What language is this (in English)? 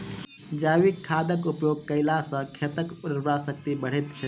Maithili